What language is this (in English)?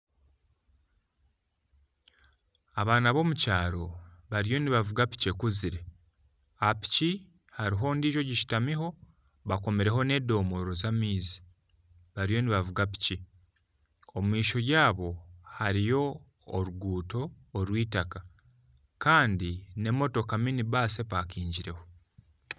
Nyankole